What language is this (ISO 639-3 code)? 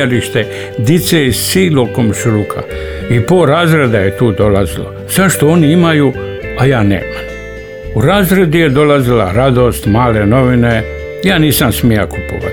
hrv